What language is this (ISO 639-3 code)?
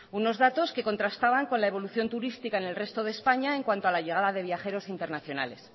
spa